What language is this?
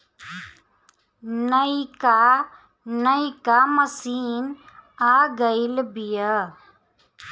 Bhojpuri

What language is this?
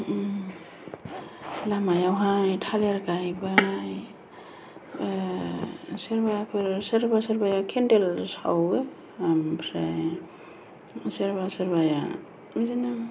Bodo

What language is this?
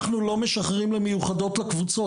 Hebrew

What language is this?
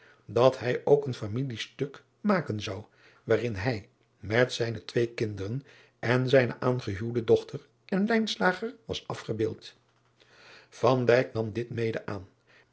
Dutch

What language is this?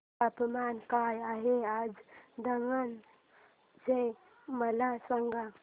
Marathi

